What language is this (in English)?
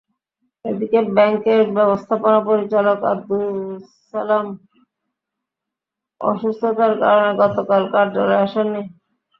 Bangla